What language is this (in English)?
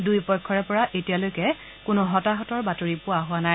Assamese